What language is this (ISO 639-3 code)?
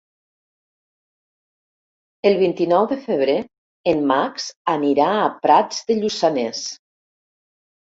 cat